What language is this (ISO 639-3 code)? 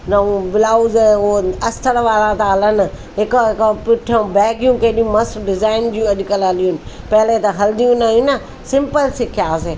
snd